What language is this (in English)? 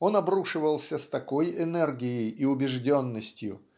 Russian